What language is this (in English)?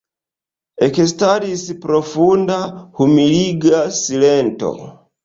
Esperanto